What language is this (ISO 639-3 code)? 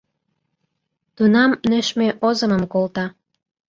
chm